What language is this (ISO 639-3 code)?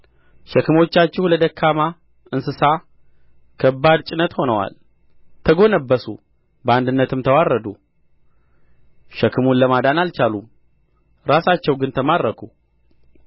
amh